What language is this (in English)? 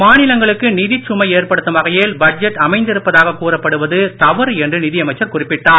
Tamil